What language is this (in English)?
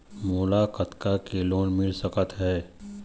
Chhattisgarhi